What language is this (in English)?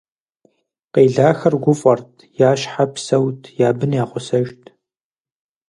Kabardian